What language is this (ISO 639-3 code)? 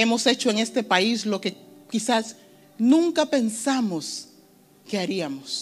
spa